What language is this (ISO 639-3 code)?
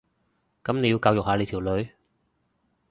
yue